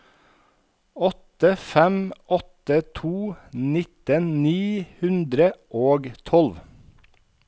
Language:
Norwegian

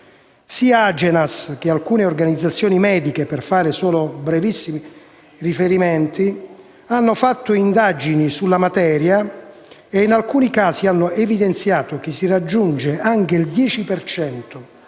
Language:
Italian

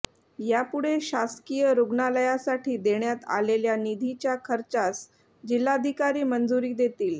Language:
Marathi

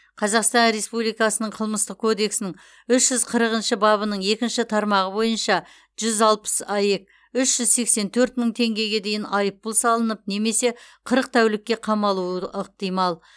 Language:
Kazakh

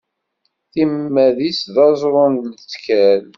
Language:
Kabyle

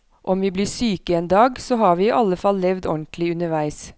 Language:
Norwegian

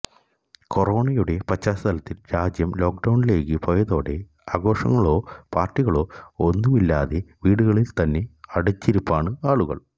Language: Malayalam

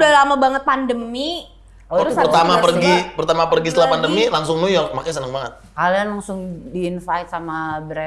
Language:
Indonesian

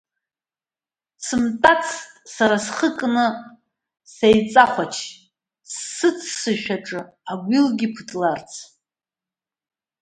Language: Abkhazian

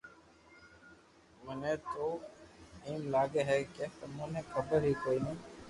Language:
Loarki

